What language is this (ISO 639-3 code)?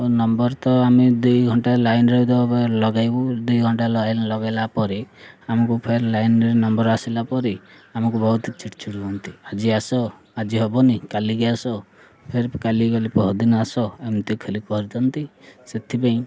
ori